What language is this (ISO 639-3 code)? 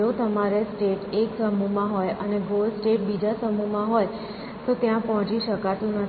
guj